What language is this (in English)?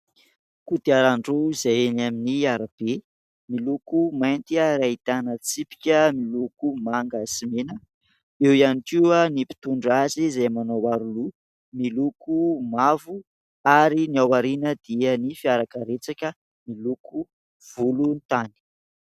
Malagasy